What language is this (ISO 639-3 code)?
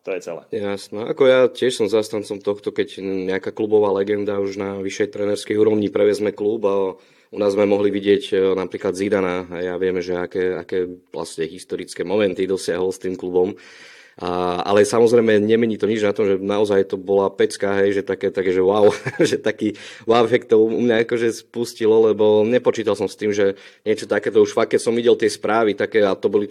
slk